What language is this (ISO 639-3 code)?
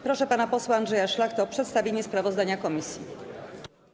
pol